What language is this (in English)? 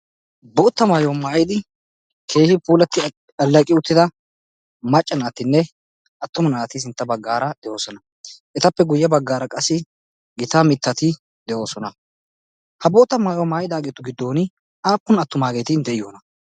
Wolaytta